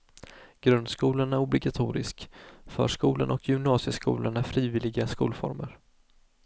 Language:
Swedish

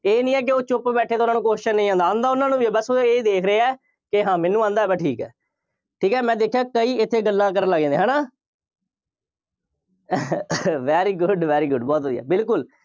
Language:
Punjabi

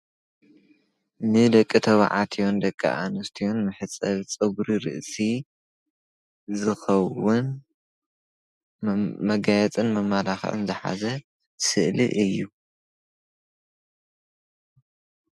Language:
Tigrinya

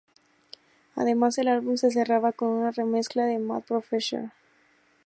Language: Spanish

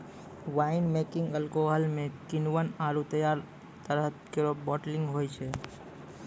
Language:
Maithili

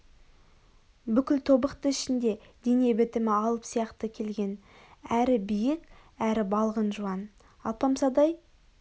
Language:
Kazakh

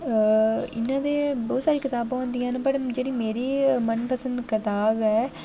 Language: Dogri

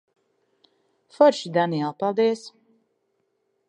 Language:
Latvian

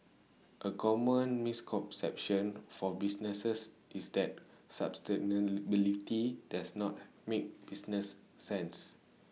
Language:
English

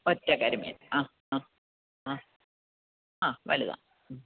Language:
Malayalam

